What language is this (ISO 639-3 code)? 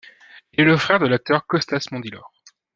fra